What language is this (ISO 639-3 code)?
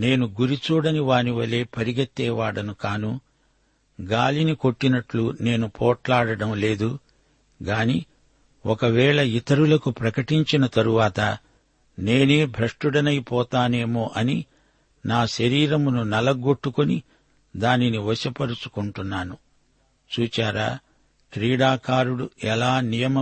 tel